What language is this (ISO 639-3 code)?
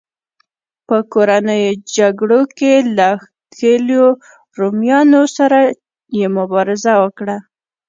pus